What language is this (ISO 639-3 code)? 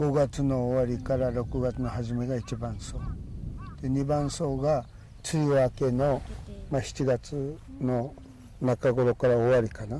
jpn